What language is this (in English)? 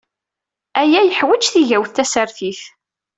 Kabyle